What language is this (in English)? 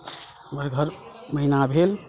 Maithili